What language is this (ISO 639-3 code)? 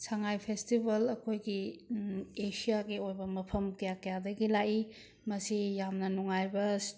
mni